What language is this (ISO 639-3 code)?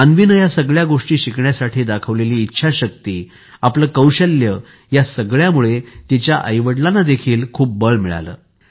mar